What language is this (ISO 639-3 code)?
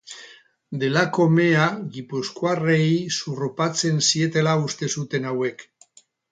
eus